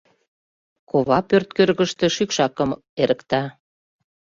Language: Mari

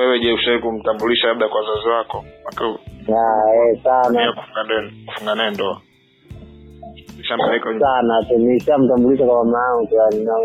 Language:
Swahili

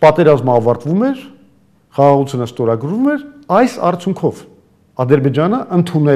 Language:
Romanian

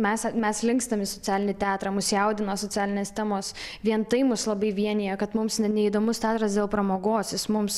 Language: Lithuanian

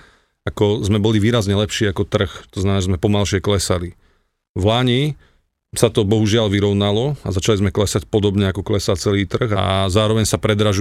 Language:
Slovak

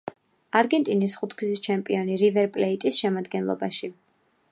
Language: Georgian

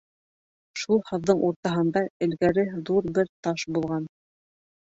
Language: Bashkir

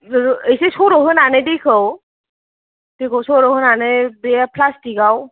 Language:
Bodo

